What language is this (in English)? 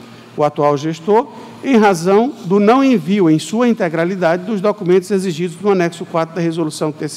Portuguese